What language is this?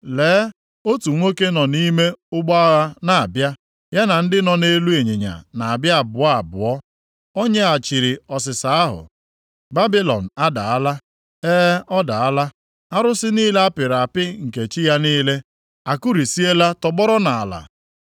Igbo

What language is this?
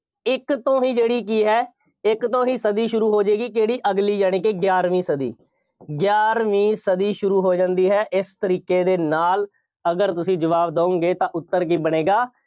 Punjabi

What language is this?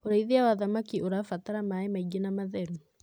Kikuyu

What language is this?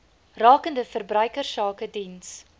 Afrikaans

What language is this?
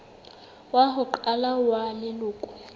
Southern Sotho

